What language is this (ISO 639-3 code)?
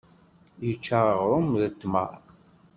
kab